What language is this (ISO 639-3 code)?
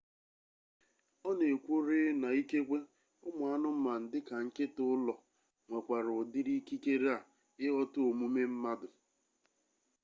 ibo